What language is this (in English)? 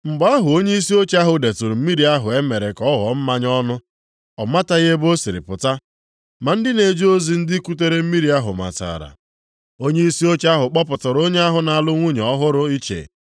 Igbo